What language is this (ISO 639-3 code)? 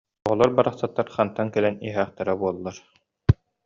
sah